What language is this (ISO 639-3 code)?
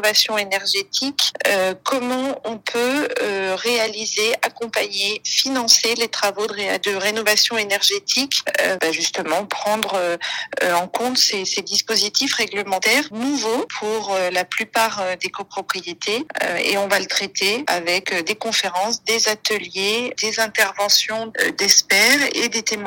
fra